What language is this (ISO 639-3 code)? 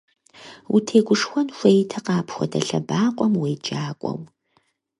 kbd